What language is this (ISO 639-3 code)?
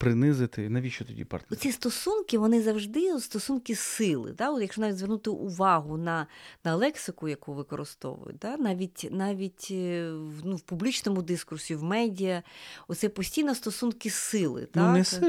ukr